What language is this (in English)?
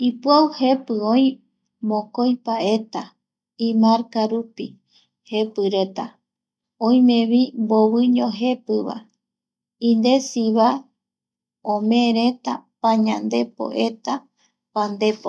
Eastern Bolivian Guaraní